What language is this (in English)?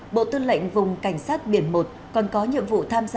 Vietnamese